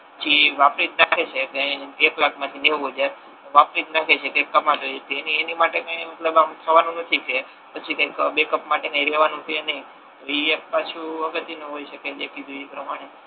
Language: Gujarati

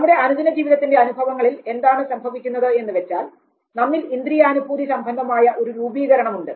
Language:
Malayalam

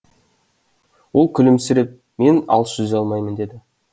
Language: Kazakh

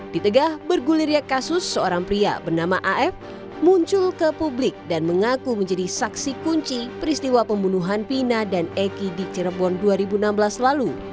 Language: Indonesian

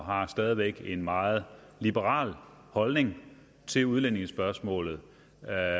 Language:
Danish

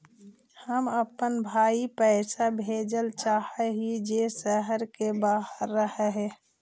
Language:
Magahi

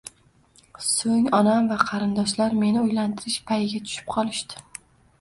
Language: Uzbek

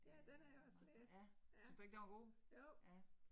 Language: Danish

